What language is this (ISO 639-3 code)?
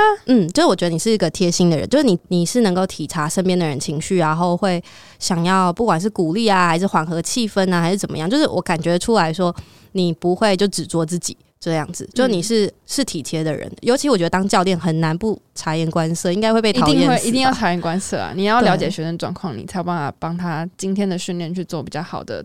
zho